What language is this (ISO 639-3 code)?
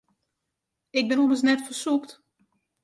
fry